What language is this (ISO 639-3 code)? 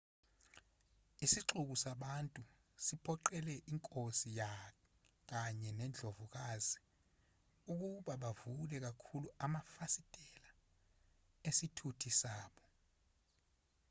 zul